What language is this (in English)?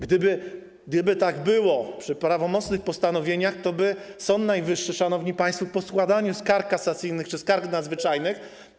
Polish